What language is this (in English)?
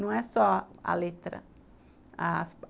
Portuguese